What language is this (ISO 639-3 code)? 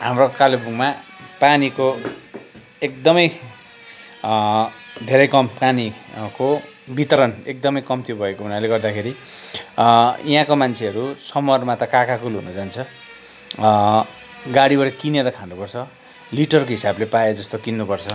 nep